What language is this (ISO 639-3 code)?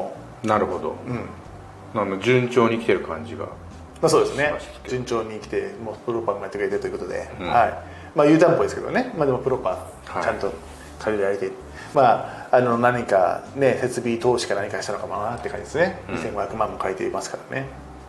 jpn